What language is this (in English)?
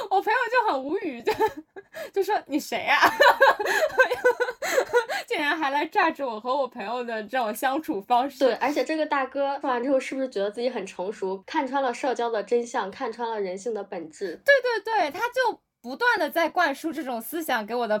Chinese